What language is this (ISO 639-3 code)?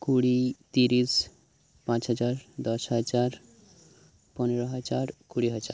sat